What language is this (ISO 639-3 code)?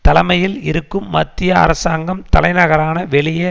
tam